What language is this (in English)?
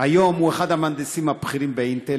Hebrew